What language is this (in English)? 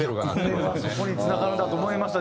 Japanese